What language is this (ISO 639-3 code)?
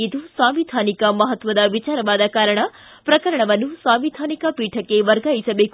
kan